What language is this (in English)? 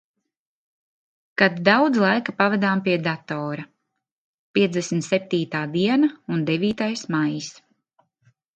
Latvian